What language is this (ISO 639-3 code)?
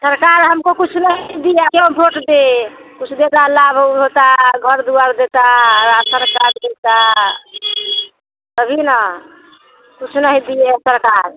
hin